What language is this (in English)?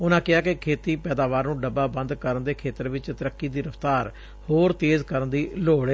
Punjabi